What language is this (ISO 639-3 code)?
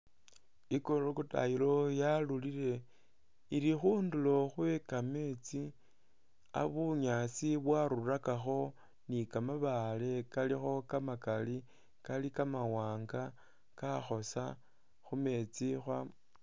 myx